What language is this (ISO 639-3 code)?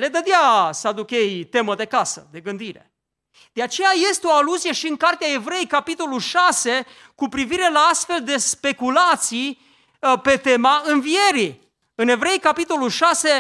ron